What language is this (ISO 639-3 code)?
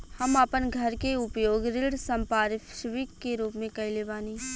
bho